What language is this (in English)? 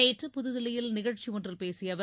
Tamil